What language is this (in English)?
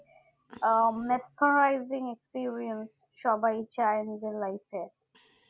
Bangla